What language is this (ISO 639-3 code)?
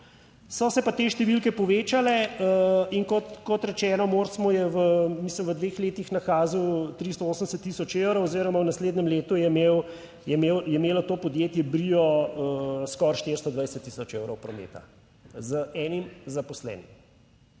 slv